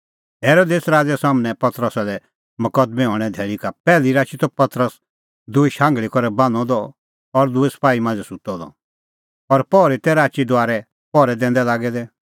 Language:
Kullu Pahari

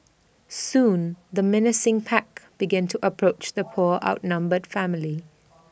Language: English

